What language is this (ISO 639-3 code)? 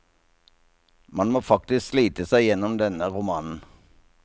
nor